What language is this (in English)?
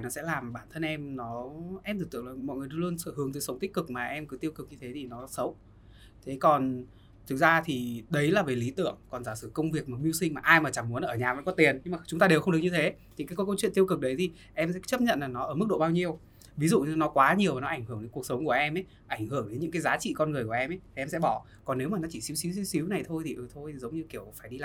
Vietnamese